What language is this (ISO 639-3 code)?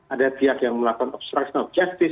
ind